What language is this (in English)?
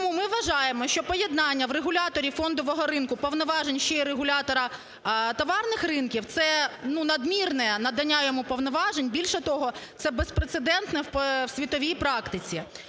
Ukrainian